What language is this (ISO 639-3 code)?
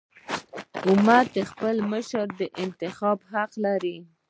pus